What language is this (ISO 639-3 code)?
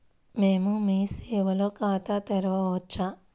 tel